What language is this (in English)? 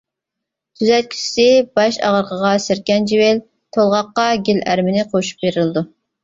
Uyghur